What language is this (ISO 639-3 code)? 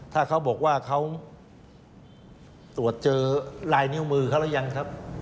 tha